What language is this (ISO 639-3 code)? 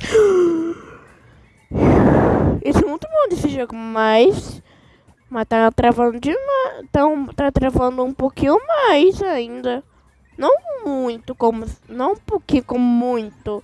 por